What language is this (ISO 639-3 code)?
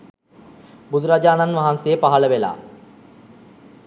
sin